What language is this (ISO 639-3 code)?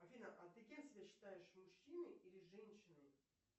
rus